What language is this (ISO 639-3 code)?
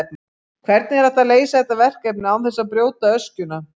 isl